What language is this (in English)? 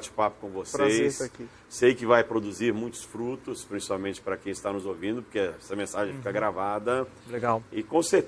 Portuguese